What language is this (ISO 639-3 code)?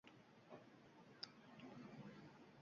uzb